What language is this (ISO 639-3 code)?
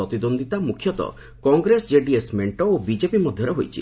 ori